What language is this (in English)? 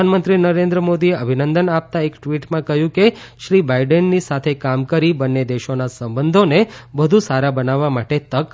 Gujarati